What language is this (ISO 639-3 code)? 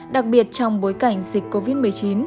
vie